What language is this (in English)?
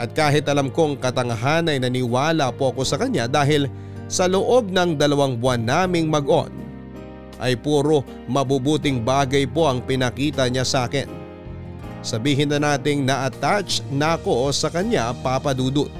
Filipino